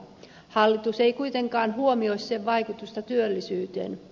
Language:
Finnish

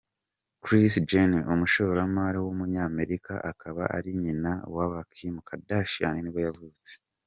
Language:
Kinyarwanda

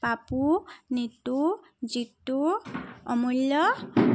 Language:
Assamese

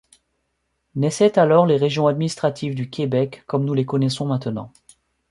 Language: French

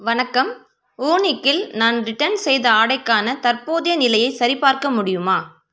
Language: Tamil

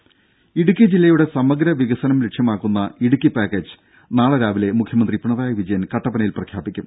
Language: Malayalam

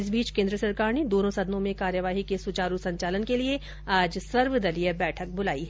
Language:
Hindi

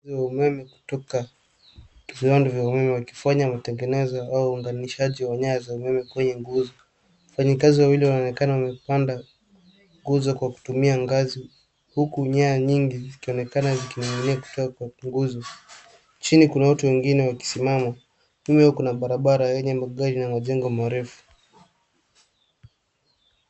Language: Swahili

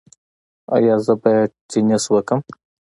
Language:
Pashto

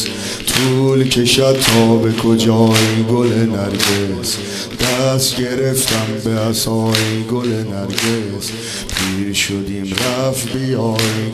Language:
Persian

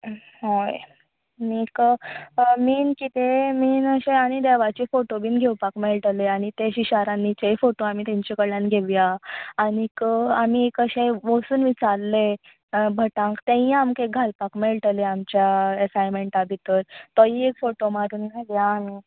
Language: Konkani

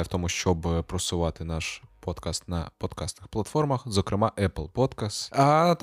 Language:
Ukrainian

